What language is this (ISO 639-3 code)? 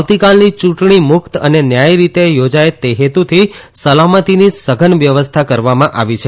guj